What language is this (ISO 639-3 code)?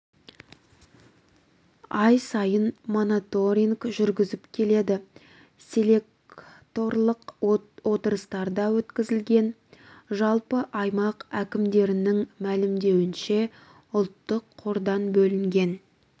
kaz